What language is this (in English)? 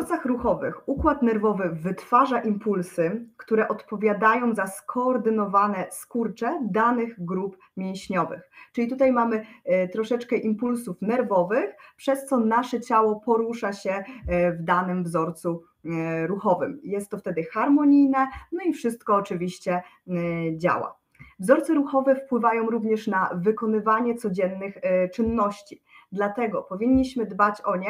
Polish